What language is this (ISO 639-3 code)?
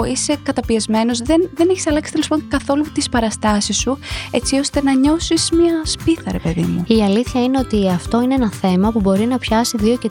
ell